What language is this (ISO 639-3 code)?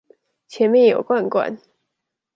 zho